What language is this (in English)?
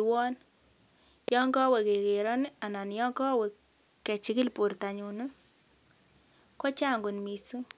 Kalenjin